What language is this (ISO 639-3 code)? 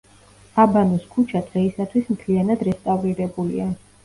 kat